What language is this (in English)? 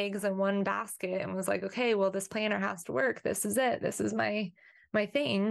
English